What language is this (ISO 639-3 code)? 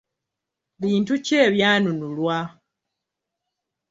lug